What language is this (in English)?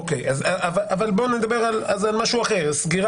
Hebrew